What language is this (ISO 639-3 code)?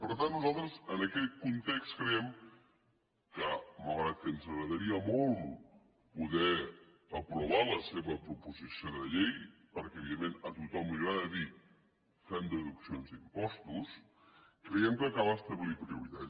cat